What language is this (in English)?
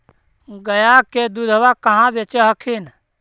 Magahi